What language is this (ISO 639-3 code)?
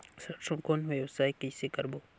hne